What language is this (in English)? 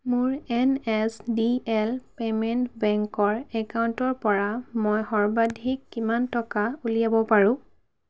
Assamese